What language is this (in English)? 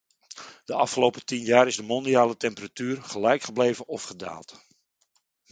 Dutch